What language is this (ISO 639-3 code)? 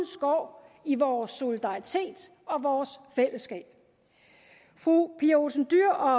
dan